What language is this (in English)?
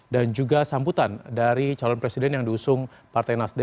Indonesian